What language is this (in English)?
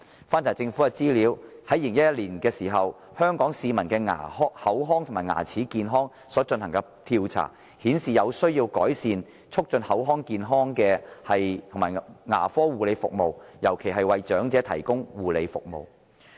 Cantonese